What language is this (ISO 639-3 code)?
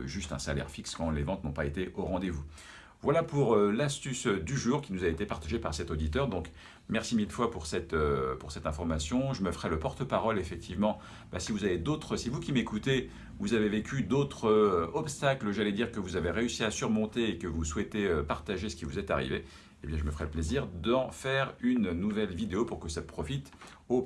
fra